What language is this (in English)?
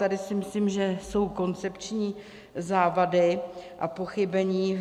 Czech